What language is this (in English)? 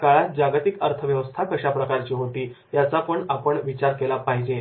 Marathi